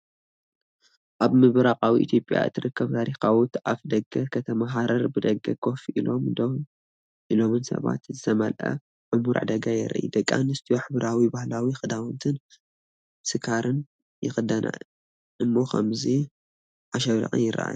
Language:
Tigrinya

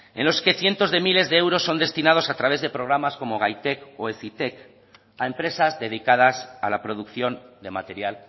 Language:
Spanish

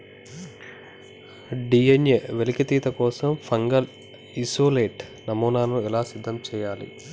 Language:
Telugu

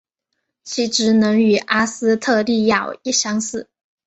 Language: Chinese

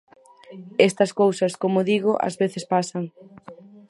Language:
Galician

